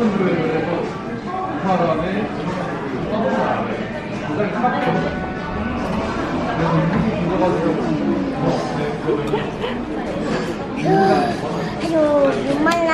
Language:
Korean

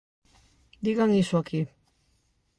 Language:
Galician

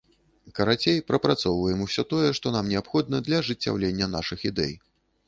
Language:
Belarusian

